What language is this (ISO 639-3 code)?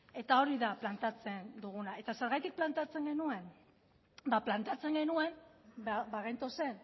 eus